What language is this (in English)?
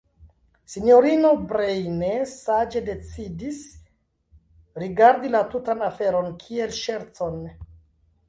Esperanto